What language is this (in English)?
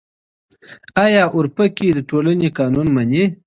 Pashto